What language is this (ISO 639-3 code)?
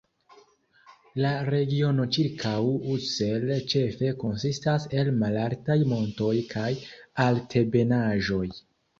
epo